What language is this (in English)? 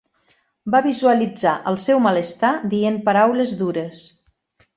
Catalan